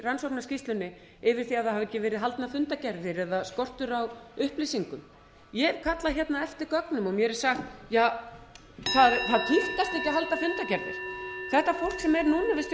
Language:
Icelandic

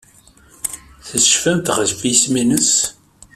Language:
Kabyle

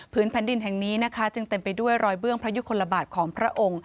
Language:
Thai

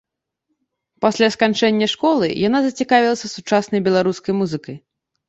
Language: Belarusian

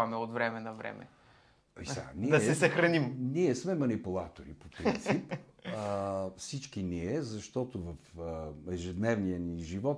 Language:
Bulgarian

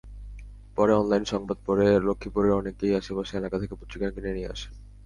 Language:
Bangla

